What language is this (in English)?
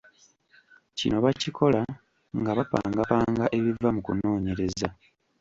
Ganda